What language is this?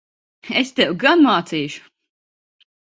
Latvian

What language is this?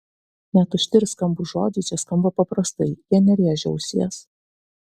Lithuanian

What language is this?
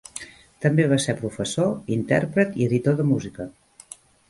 Catalan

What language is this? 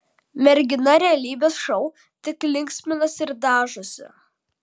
Lithuanian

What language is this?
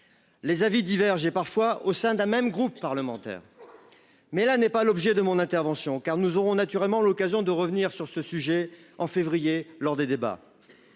French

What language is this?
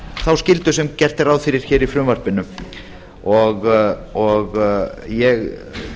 Icelandic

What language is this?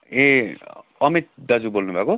Nepali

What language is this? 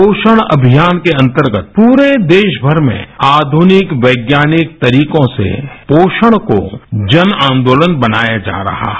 Hindi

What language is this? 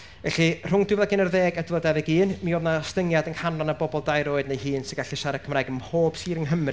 Welsh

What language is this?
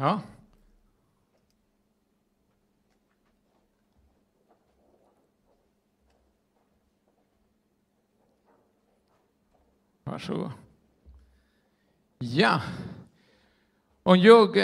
Swedish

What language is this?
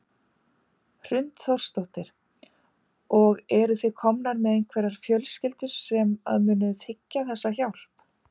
Icelandic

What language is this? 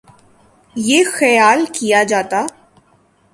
Urdu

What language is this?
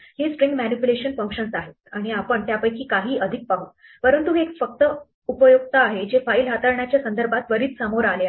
Marathi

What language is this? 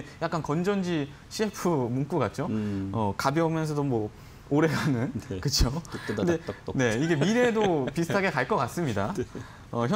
Korean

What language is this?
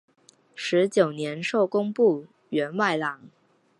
Chinese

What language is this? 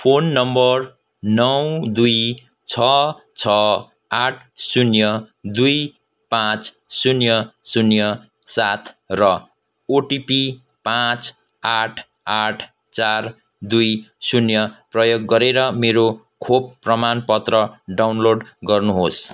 Nepali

